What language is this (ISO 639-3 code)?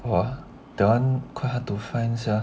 eng